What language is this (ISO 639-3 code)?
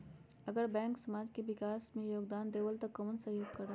mag